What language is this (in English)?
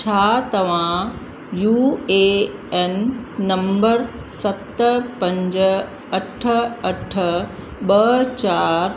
Sindhi